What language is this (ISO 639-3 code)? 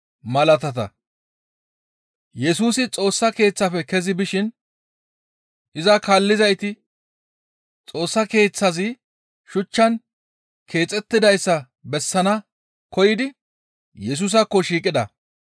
gmv